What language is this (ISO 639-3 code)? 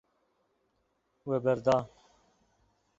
kur